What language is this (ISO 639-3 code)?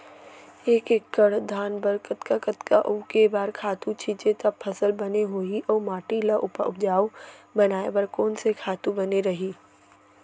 hne